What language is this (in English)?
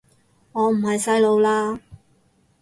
Cantonese